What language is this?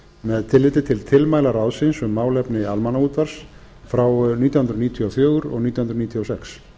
Icelandic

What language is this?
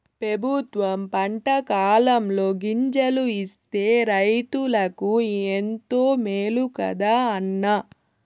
Telugu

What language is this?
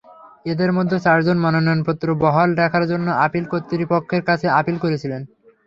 Bangla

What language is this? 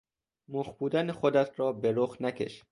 Persian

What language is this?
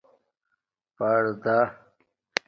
Domaaki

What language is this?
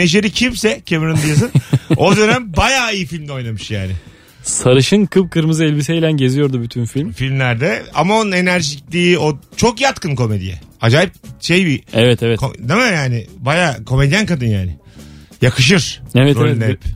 Turkish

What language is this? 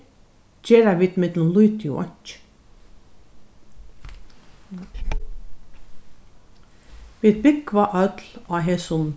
Faroese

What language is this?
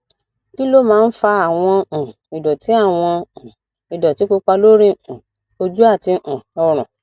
Yoruba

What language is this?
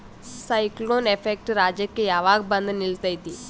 Kannada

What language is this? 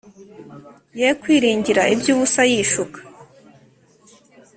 Kinyarwanda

